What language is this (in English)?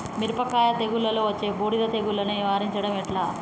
Telugu